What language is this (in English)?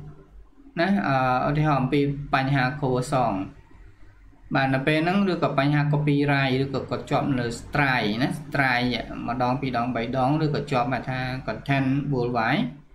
Vietnamese